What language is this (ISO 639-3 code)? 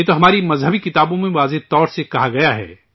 urd